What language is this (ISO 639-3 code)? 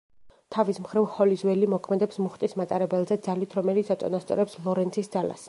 kat